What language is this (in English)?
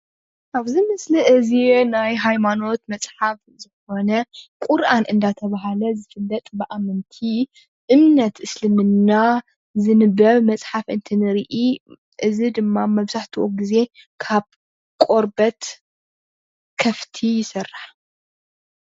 Tigrinya